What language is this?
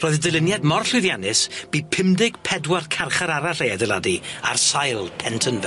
Welsh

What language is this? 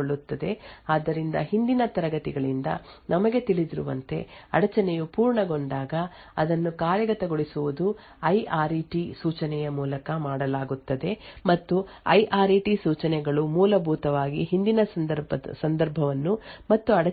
Kannada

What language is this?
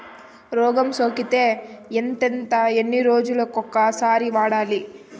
Telugu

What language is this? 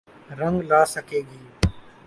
Urdu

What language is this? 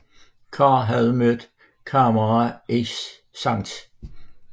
Danish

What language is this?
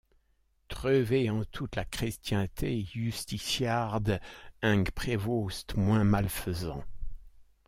French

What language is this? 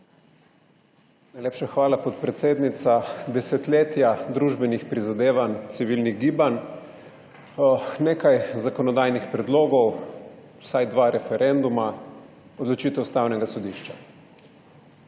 Slovenian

